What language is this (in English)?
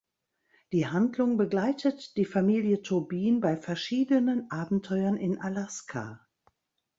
German